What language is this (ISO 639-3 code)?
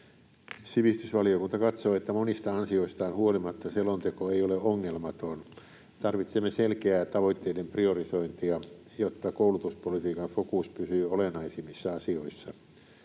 fin